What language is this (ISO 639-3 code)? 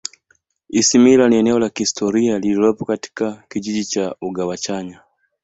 swa